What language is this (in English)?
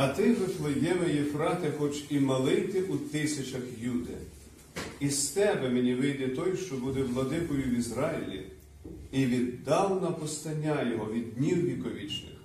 Ukrainian